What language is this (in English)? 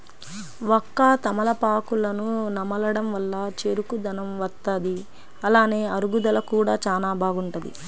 Telugu